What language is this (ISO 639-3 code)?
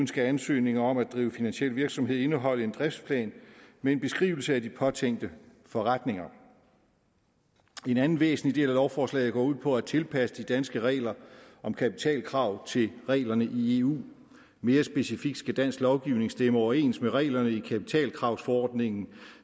dan